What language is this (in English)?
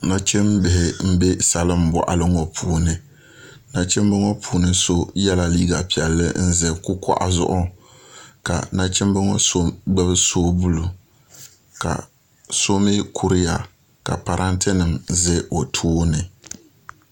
Dagbani